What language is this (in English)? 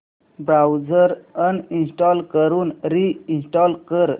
Marathi